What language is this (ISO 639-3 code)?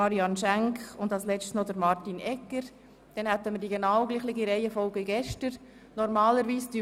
gsw